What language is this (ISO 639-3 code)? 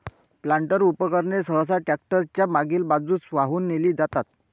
mar